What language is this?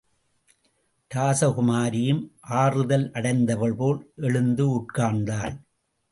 Tamil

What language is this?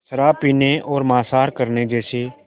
Hindi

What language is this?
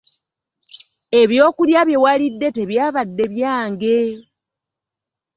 Ganda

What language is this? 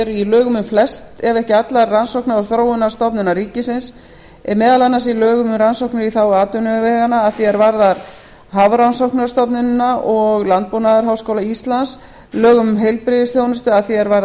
Icelandic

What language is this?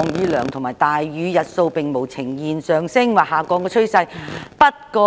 Cantonese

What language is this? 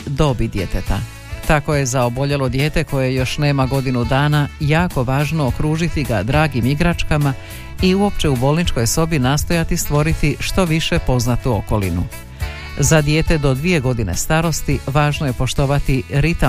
Croatian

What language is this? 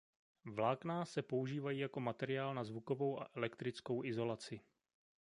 Czech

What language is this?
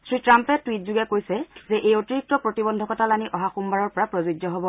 Assamese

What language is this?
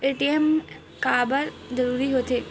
Chhattisgarhi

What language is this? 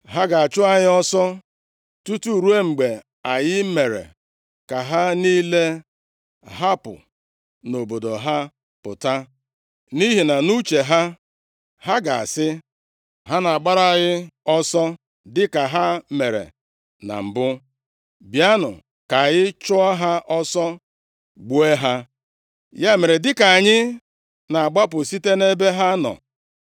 Igbo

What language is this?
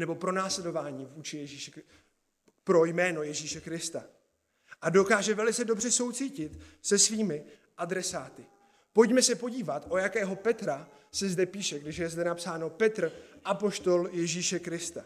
Czech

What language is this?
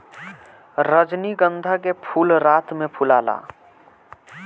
Bhojpuri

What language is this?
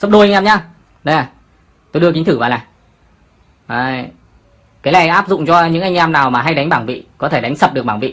Vietnamese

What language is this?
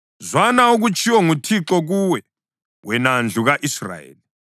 North Ndebele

